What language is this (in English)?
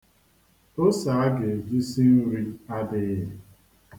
Igbo